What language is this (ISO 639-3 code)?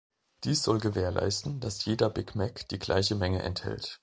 deu